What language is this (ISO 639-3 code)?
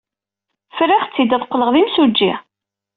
kab